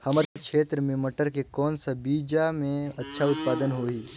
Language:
Chhattisgarhi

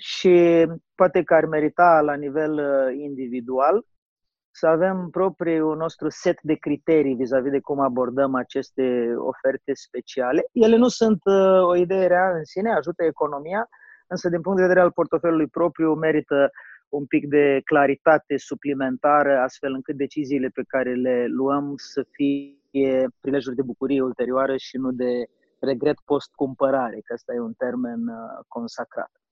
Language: Romanian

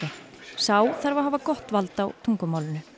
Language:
Icelandic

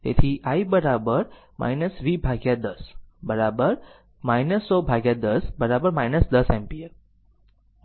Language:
Gujarati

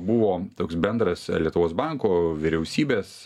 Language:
Lithuanian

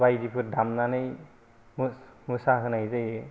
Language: Bodo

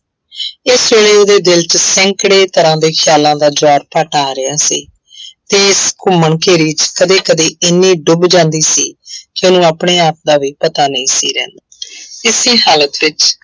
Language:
Punjabi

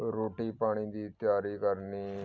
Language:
Punjabi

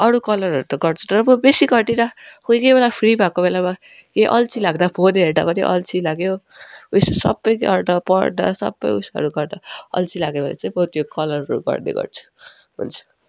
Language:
Nepali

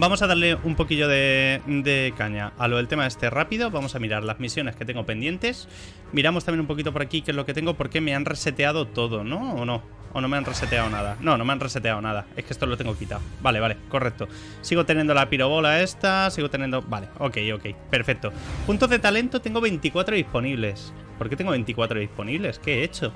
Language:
Spanish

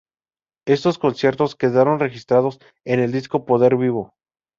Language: Spanish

